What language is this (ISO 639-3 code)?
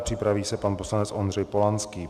ces